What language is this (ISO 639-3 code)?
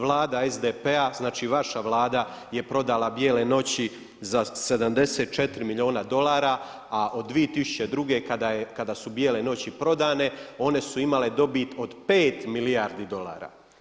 hrv